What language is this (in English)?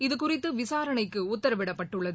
Tamil